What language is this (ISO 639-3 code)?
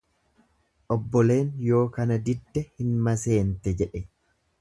orm